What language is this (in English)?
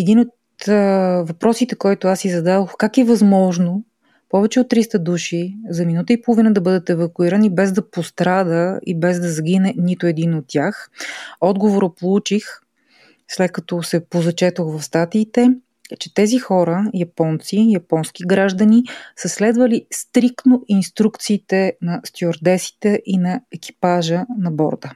Bulgarian